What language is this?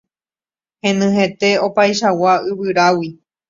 Guarani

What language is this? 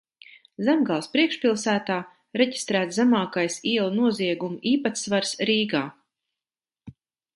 Latvian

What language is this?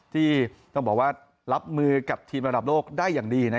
Thai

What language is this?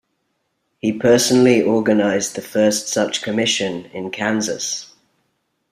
English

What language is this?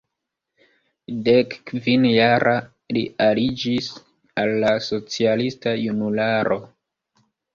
Esperanto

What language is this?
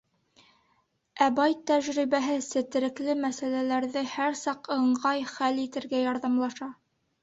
Bashkir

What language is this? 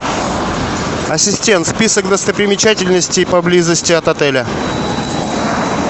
Russian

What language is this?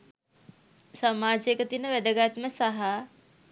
Sinhala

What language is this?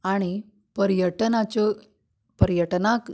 Konkani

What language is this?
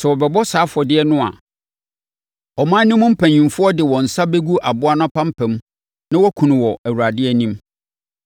Akan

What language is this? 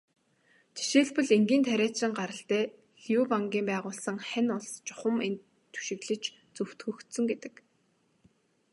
Mongolian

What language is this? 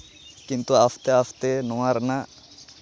Santali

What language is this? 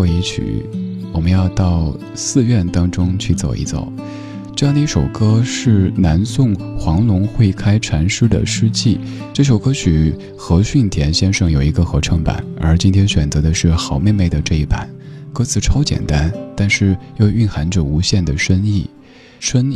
Chinese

